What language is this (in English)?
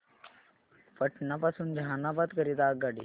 Marathi